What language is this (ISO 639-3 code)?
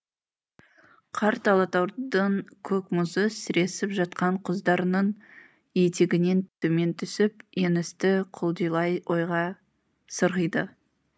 kaz